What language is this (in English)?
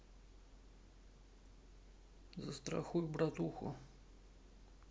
Russian